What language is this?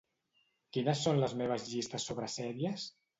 Catalan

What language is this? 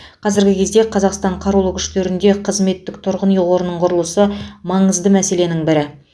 Kazakh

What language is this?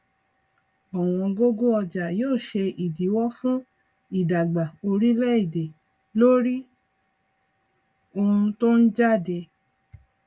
Yoruba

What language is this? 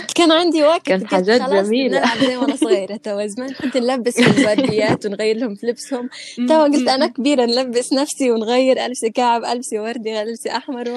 Arabic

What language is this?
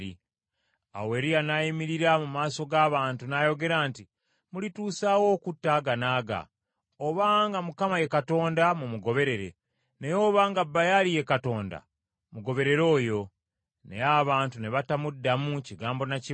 Ganda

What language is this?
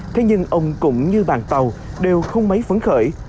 Vietnamese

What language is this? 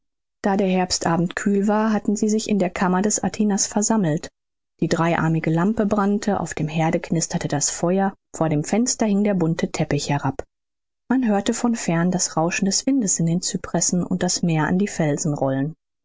German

